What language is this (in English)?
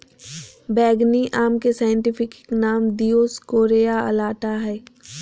Magahi